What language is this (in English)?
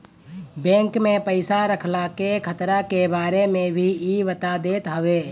Bhojpuri